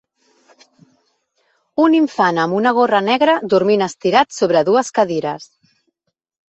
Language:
Catalan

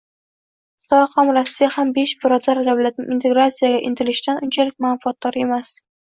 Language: Uzbek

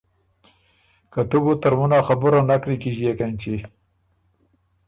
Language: Ormuri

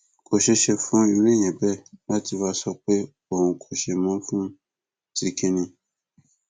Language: Yoruba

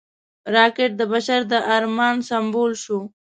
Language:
Pashto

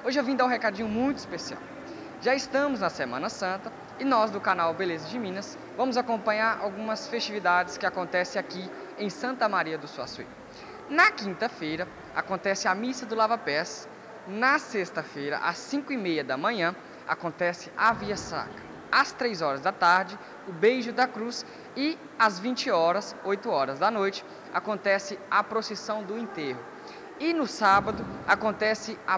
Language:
Portuguese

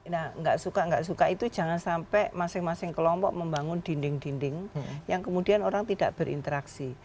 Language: Indonesian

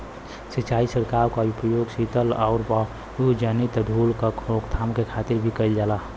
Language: Bhojpuri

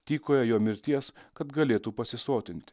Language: Lithuanian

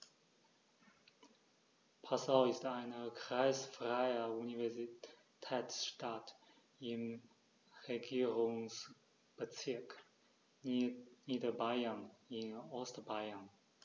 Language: German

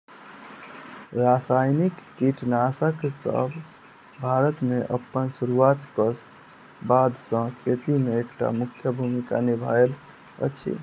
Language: Maithili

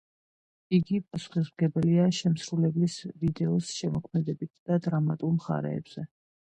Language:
Georgian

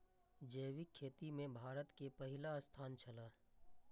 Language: Maithili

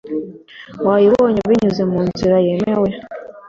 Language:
Kinyarwanda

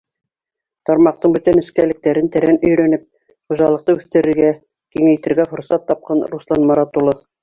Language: Bashkir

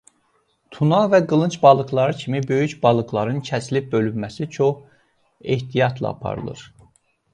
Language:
Azerbaijani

